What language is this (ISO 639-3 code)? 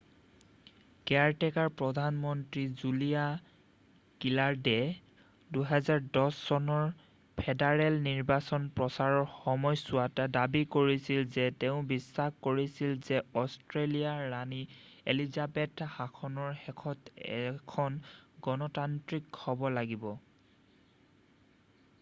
asm